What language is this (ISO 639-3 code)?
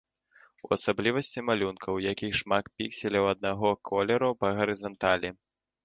bel